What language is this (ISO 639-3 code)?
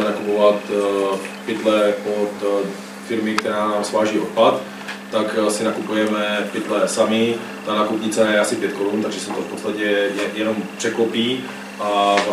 ces